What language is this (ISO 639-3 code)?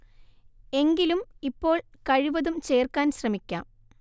mal